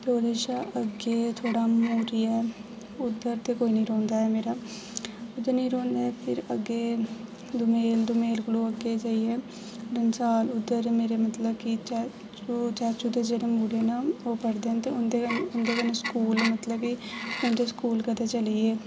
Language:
Dogri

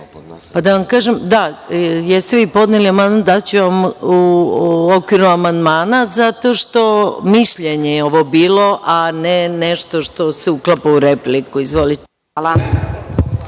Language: Serbian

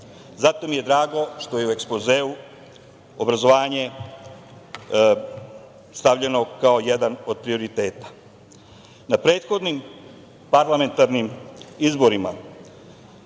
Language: Serbian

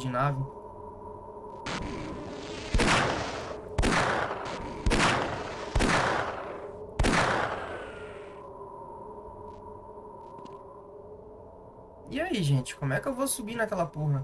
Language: Portuguese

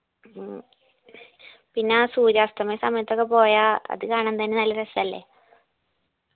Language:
Malayalam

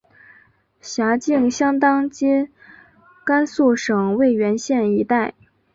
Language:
Chinese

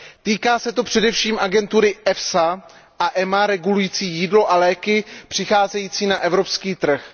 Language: Czech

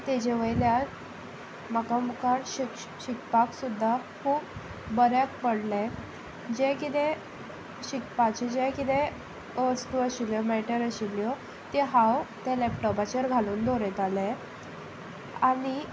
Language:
Konkani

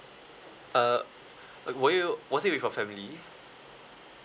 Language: English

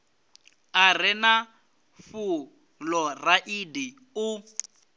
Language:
Venda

